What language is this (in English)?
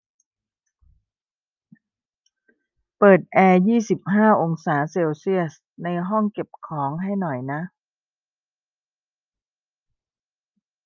Thai